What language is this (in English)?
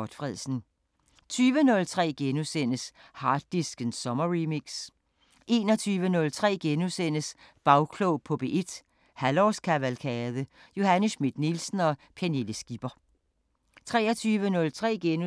Danish